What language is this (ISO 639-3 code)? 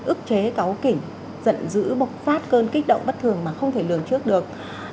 vie